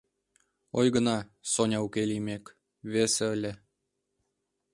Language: Mari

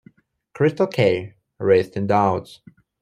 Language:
English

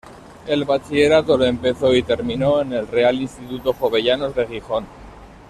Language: Spanish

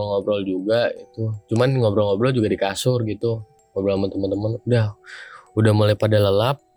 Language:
Indonesian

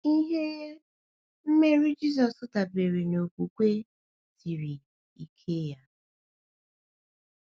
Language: Igbo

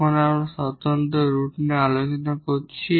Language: Bangla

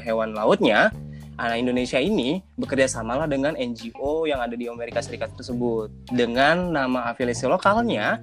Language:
Indonesian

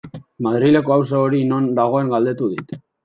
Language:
Basque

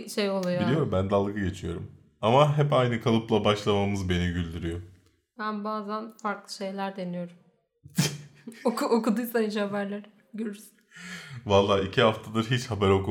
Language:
Turkish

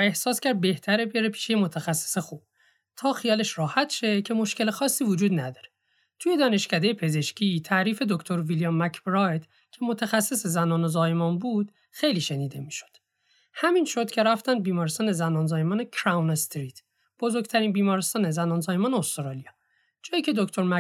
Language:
Persian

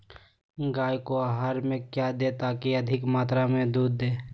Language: Magahi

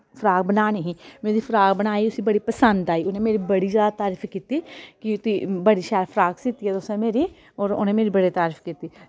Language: Dogri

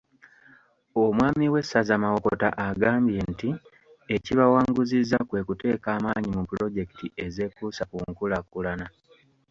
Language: Ganda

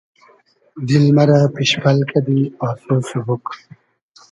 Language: Hazaragi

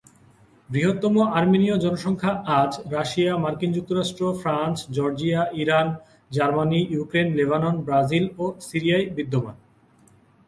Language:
Bangla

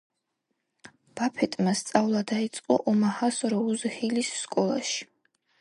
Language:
Georgian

